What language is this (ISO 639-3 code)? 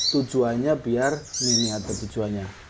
ind